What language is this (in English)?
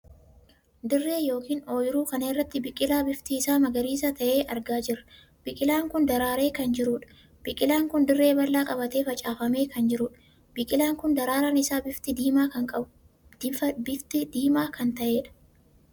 Oromo